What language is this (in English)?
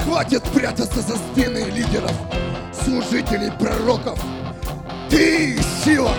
Russian